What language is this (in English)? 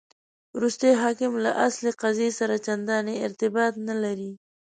Pashto